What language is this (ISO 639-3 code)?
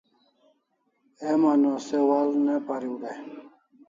kls